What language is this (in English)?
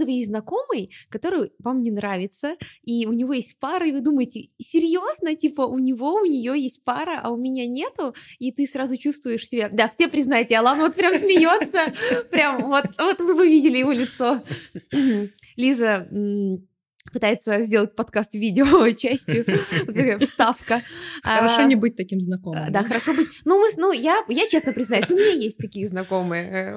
Russian